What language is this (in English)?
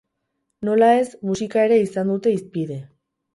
Basque